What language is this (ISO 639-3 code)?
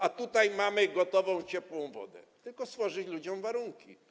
pol